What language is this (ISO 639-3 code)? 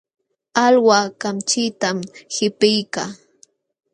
qxw